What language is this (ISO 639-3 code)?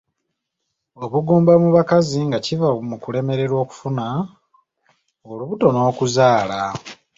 lug